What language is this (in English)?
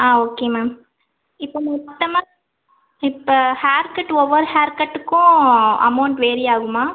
Tamil